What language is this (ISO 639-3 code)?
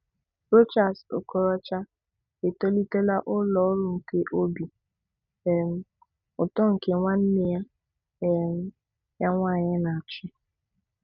ibo